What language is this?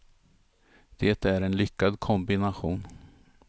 Swedish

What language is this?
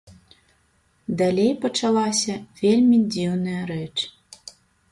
Belarusian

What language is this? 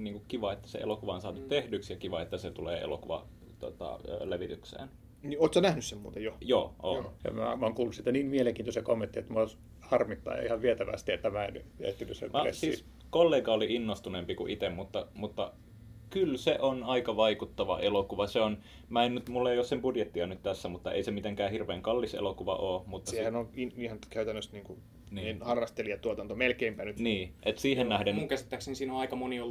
Finnish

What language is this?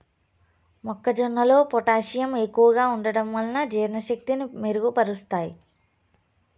Telugu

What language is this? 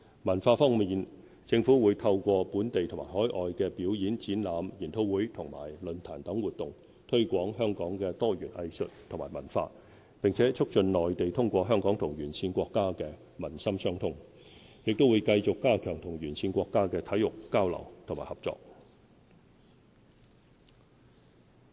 Cantonese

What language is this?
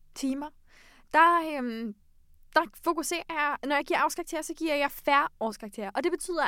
Danish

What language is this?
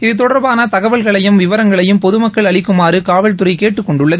Tamil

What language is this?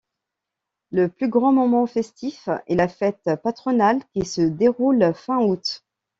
French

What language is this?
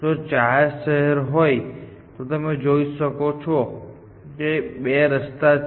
Gujarati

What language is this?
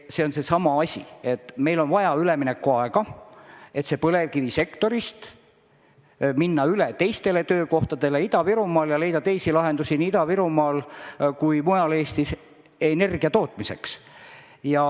Estonian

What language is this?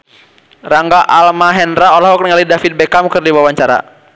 Sundanese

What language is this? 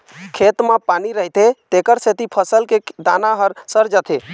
Chhattisgarhi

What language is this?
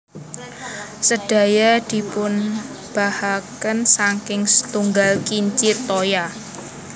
Javanese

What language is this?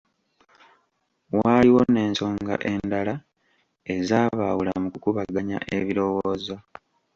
Ganda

